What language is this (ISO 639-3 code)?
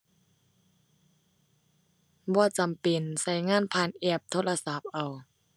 tha